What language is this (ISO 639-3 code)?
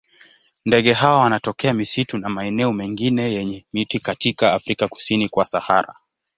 swa